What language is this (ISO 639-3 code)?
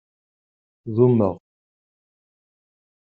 kab